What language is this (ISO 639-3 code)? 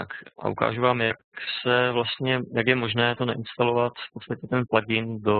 ces